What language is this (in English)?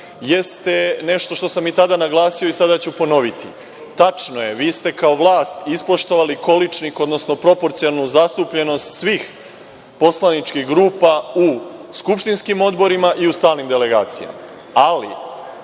Serbian